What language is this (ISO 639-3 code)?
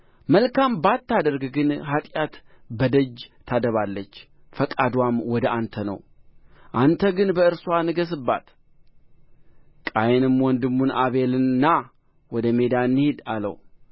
amh